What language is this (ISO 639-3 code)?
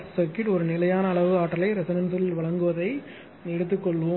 tam